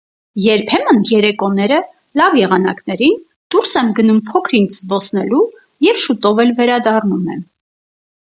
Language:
Armenian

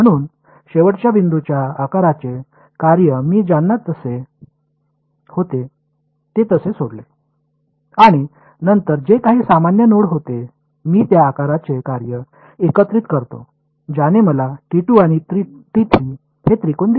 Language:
Marathi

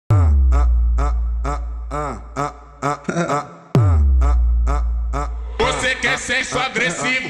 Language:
Romanian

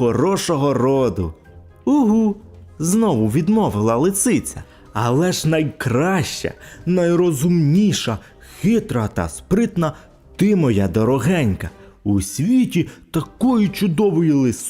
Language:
Ukrainian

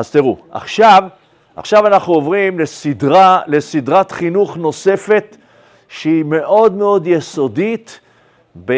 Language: Hebrew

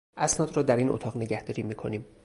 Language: Persian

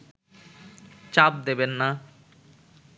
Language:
Bangla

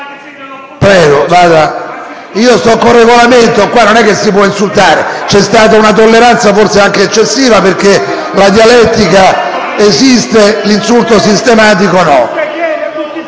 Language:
Italian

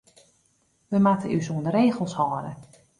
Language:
Western Frisian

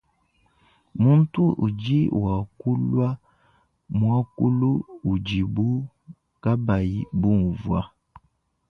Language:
Luba-Lulua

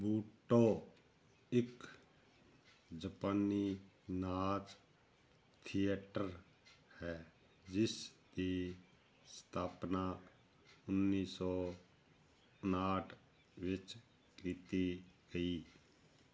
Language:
Punjabi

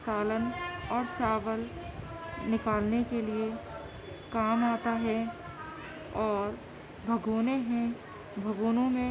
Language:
Urdu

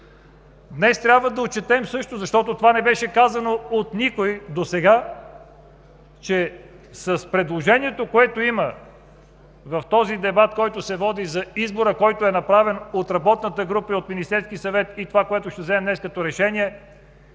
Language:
Bulgarian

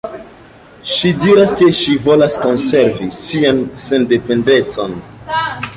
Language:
Esperanto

